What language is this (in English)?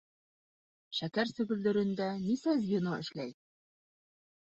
Bashkir